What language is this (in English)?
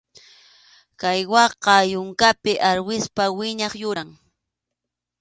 Arequipa-La Unión Quechua